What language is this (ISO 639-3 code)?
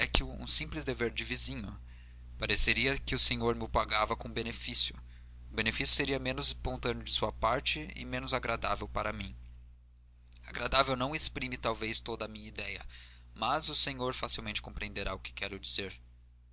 por